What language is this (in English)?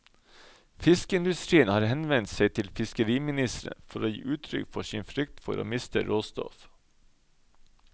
Norwegian